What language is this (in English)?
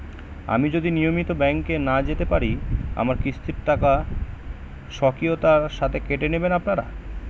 Bangla